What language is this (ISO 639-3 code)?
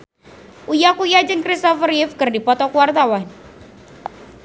sun